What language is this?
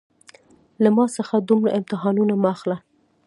Pashto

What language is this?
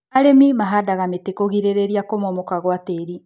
Kikuyu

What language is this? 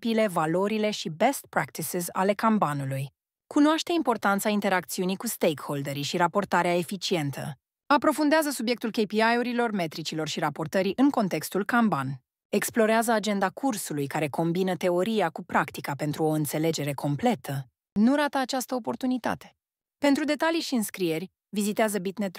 Romanian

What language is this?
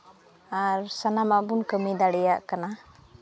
Santali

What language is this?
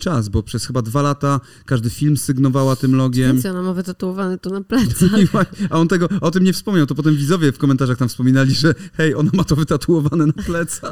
Polish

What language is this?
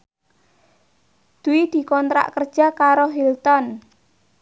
Javanese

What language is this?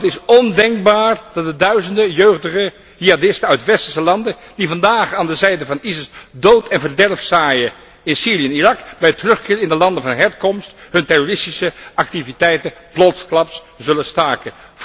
Dutch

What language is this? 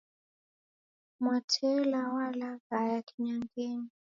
Taita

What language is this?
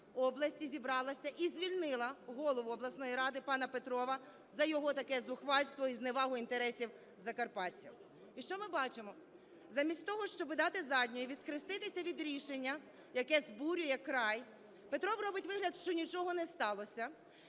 Ukrainian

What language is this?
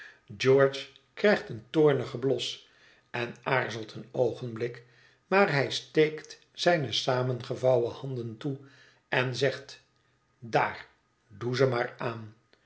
Dutch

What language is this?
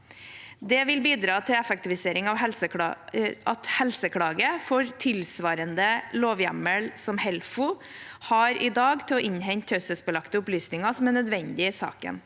Norwegian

